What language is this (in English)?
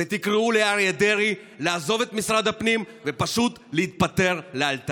Hebrew